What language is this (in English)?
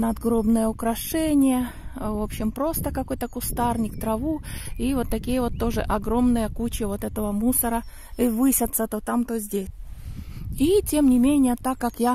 Russian